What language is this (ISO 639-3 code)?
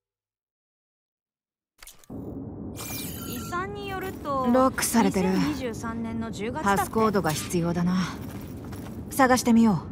jpn